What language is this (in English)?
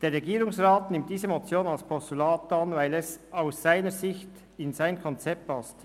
Swiss German